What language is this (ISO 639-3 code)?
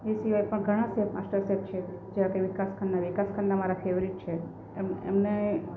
guj